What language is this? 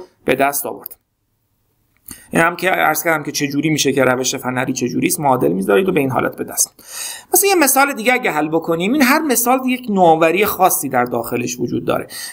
Persian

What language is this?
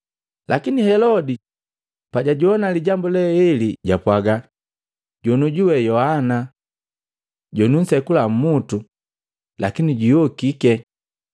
Matengo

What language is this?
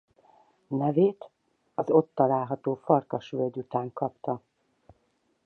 Hungarian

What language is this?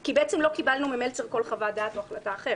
Hebrew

